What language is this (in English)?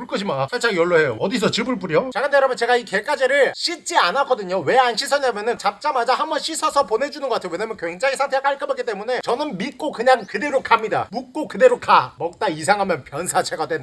Korean